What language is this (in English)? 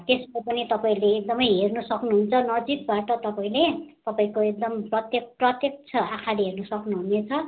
Nepali